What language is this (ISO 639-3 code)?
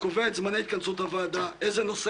heb